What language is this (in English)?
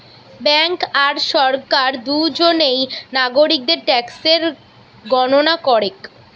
Bangla